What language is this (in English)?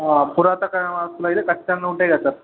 Telugu